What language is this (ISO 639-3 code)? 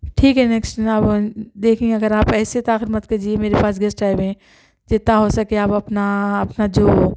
urd